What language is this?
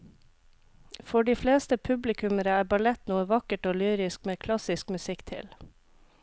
Norwegian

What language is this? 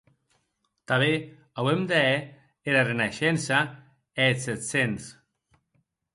Occitan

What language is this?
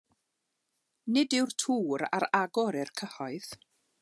Welsh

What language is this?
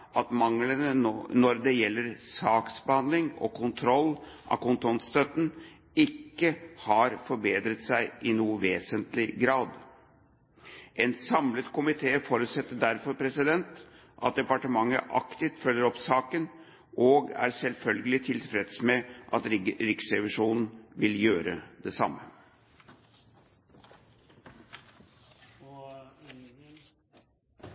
Norwegian Bokmål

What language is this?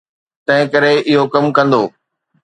Sindhi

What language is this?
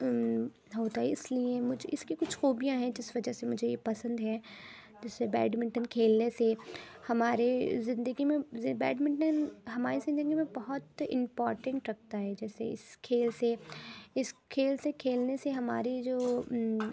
Urdu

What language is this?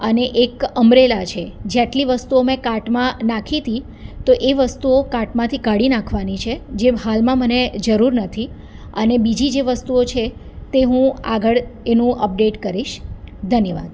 Gujarati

